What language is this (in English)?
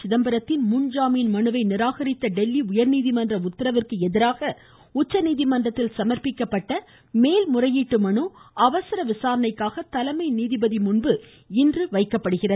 Tamil